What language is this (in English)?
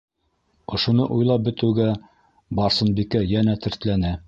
Bashkir